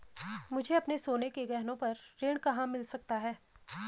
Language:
Hindi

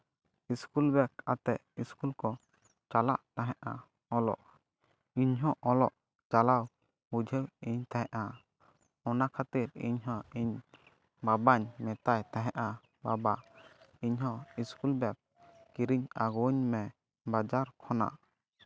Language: Santali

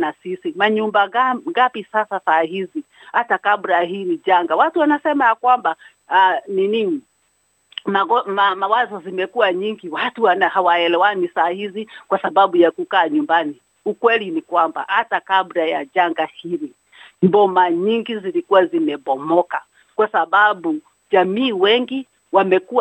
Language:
Swahili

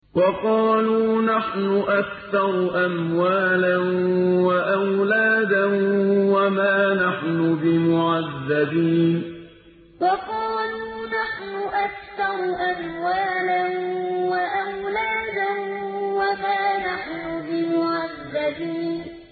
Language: Arabic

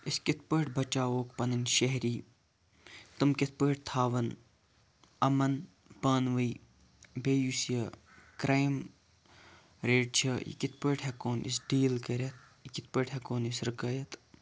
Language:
Kashmiri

